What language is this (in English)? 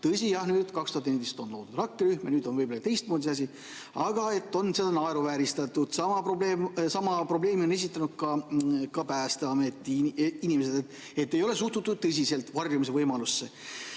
Estonian